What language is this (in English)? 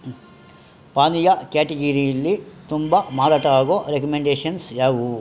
Kannada